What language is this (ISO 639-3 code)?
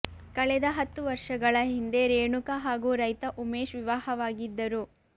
kan